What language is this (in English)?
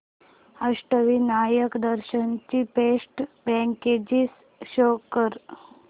Marathi